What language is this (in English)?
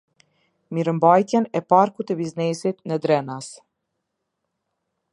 Albanian